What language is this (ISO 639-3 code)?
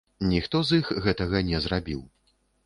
bel